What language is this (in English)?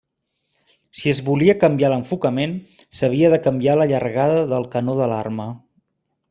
Catalan